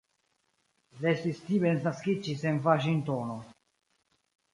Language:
Esperanto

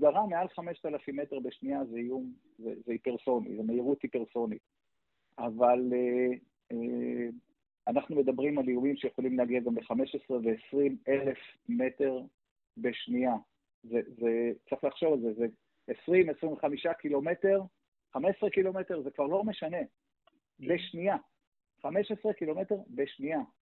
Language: Hebrew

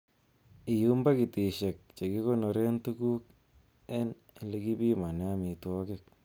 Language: Kalenjin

